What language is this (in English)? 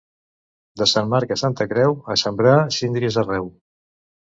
Catalan